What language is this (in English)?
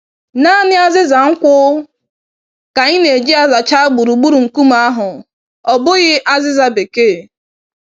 Igbo